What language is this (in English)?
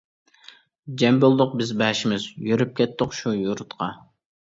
Uyghur